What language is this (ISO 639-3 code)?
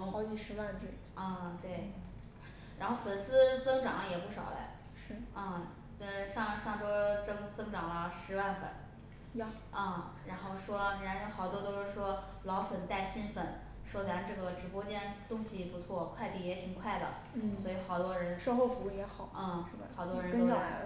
zho